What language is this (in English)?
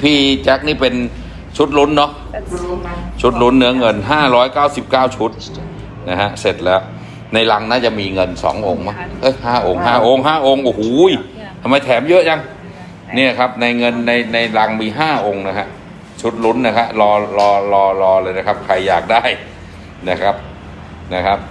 Thai